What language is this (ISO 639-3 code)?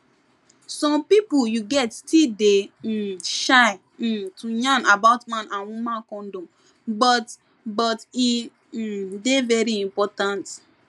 pcm